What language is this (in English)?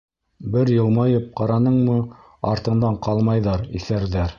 Bashkir